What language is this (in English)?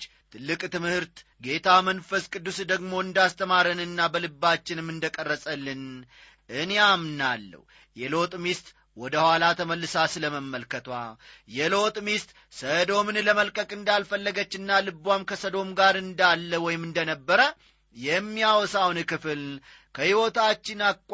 Amharic